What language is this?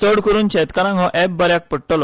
Konkani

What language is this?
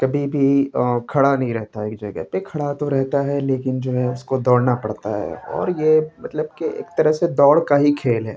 Urdu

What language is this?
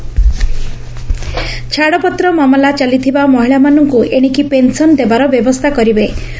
Odia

